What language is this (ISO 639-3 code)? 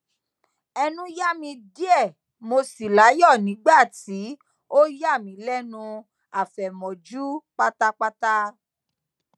yor